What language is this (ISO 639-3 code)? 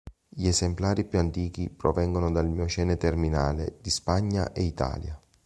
ita